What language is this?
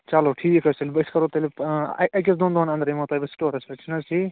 Kashmiri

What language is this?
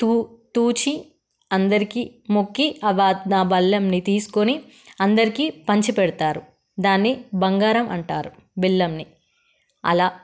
Telugu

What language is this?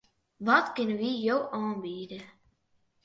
Western Frisian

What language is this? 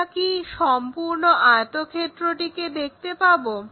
Bangla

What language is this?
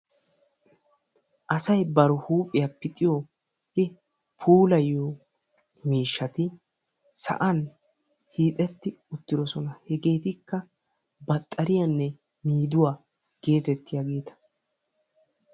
Wolaytta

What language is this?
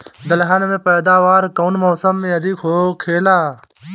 Bhojpuri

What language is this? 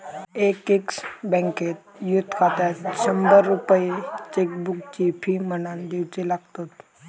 Marathi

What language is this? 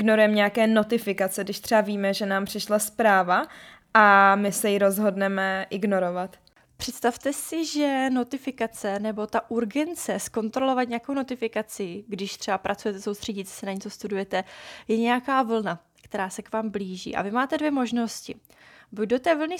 Czech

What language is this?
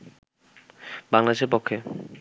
Bangla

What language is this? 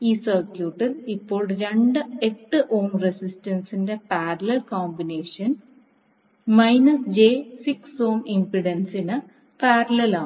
Malayalam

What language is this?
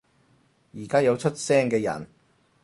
Cantonese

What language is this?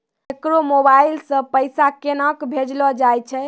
Maithili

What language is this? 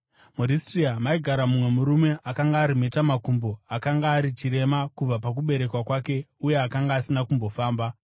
Shona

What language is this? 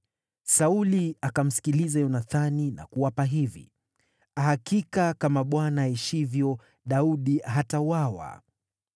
Swahili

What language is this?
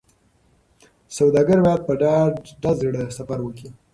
Pashto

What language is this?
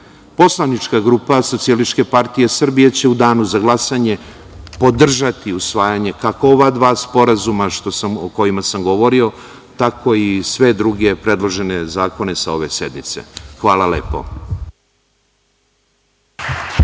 Serbian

